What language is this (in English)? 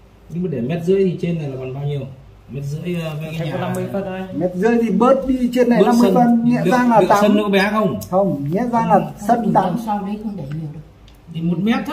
Vietnamese